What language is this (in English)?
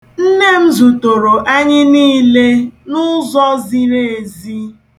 Igbo